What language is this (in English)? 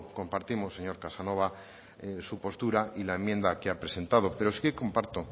Spanish